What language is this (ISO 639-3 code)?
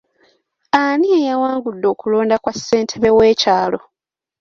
lug